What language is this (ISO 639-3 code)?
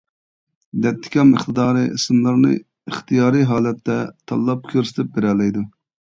uig